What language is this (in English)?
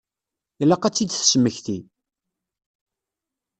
Kabyle